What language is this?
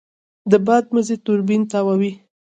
Pashto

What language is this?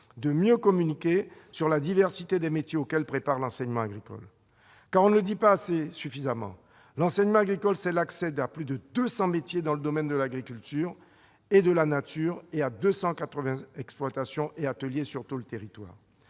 French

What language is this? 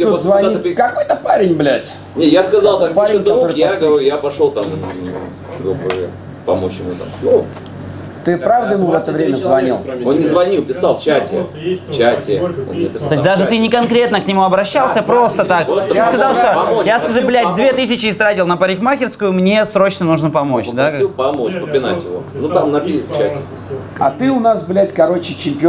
Russian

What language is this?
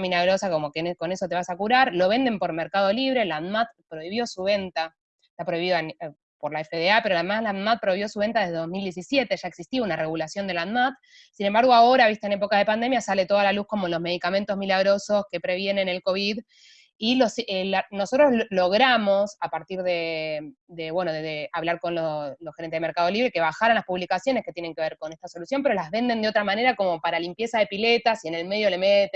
Spanish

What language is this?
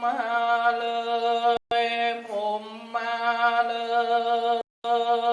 Vietnamese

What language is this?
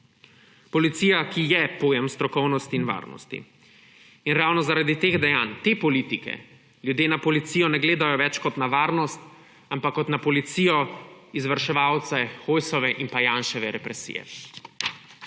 Slovenian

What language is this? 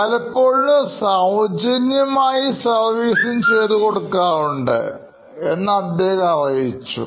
Malayalam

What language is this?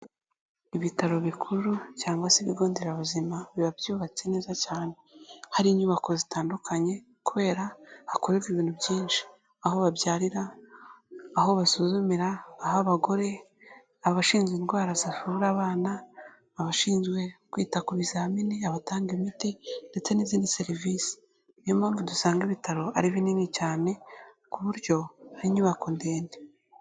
Kinyarwanda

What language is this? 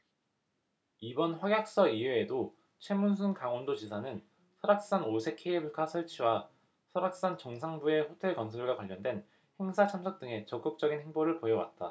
Korean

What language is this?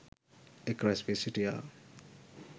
Sinhala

